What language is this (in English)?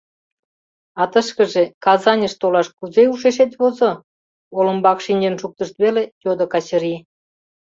Mari